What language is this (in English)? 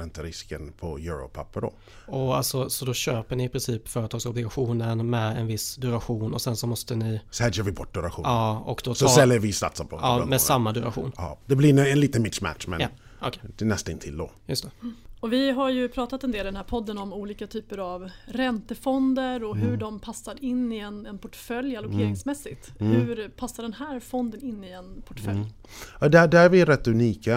Swedish